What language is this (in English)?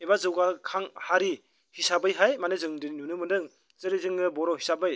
Bodo